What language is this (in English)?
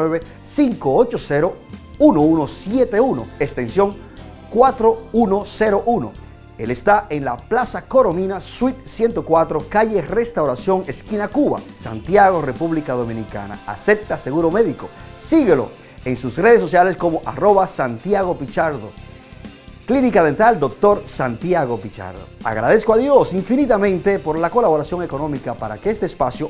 Spanish